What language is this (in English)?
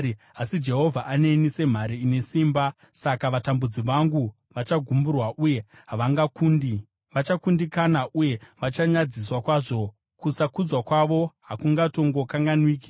Shona